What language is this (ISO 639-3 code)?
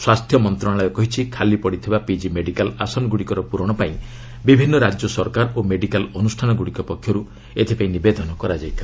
ori